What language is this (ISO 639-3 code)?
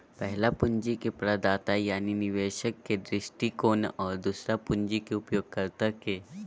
mag